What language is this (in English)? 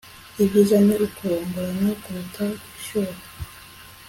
Kinyarwanda